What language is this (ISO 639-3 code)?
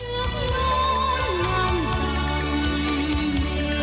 vie